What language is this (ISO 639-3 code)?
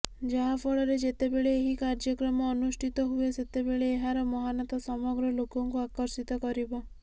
ori